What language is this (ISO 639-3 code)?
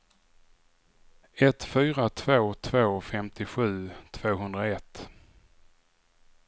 swe